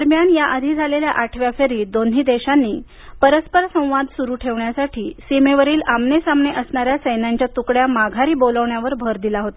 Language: Marathi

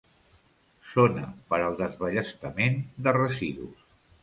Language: Catalan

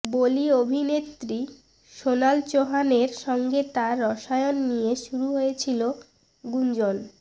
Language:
Bangla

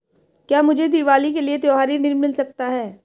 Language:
Hindi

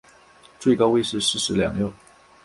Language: Chinese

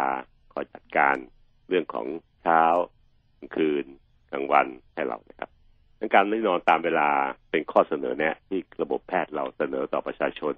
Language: Thai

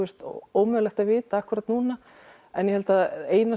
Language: Icelandic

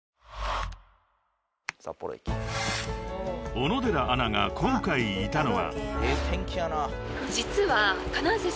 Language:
Japanese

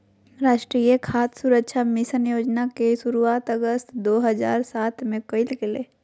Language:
Magahi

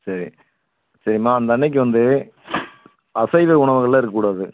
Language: Tamil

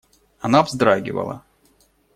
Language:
Russian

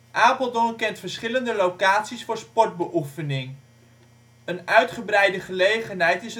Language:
Dutch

